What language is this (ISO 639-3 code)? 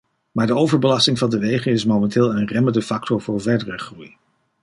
nld